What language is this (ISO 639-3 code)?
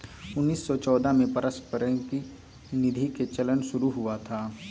mag